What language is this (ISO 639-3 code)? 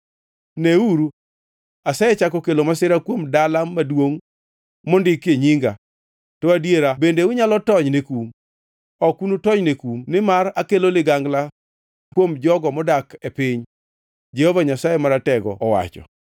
luo